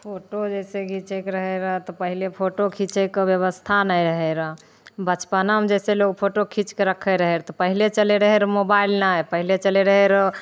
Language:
Maithili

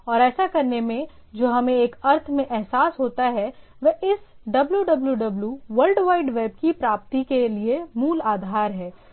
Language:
Hindi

